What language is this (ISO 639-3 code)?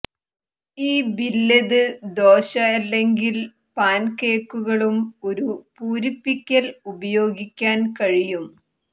mal